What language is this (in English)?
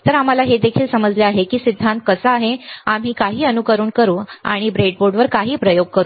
Marathi